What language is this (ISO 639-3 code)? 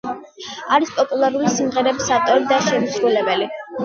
kat